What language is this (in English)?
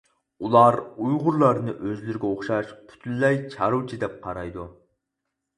Uyghur